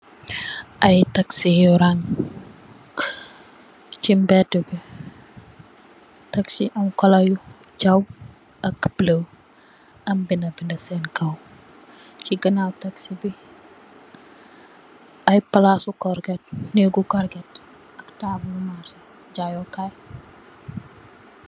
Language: Wolof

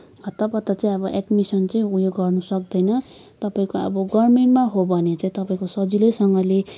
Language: Nepali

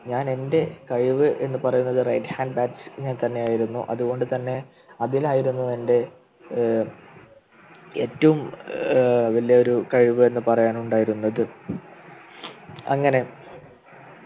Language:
Malayalam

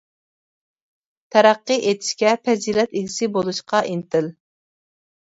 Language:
Uyghur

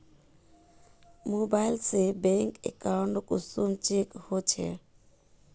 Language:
Magahi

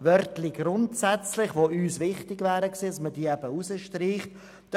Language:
Swiss German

